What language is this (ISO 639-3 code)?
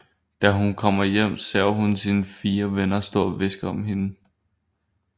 dan